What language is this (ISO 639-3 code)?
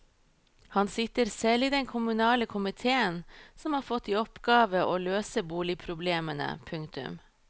nor